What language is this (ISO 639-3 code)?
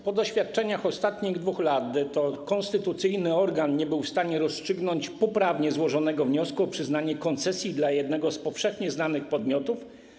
pol